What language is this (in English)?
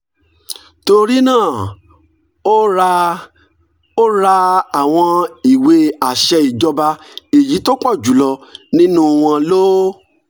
Yoruba